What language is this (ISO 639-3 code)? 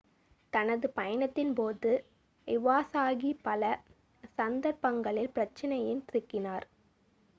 tam